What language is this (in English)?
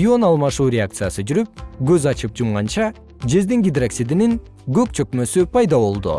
Kyrgyz